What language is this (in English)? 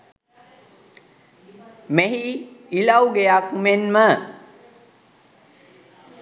Sinhala